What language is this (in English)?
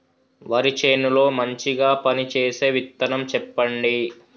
Telugu